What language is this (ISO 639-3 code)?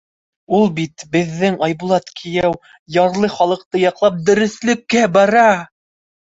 bak